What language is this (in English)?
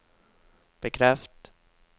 Norwegian